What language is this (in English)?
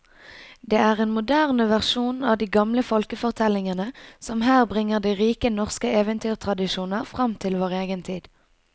Norwegian